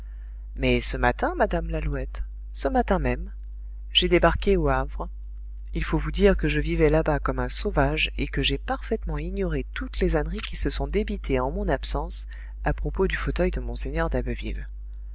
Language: French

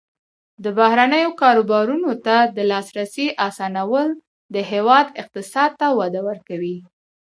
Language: Pashto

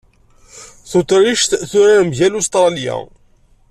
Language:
Kabyle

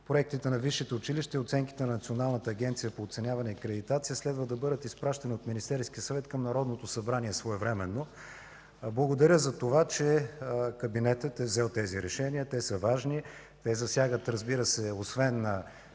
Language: Bulgarian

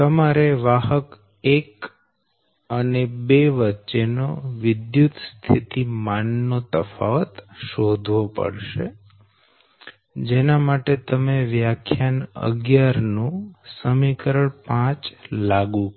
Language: Gujarati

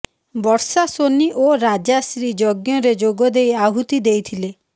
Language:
Odia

